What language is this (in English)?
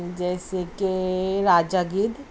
Urdu